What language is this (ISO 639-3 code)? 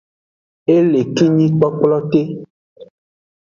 ajg